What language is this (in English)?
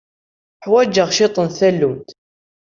Kabyle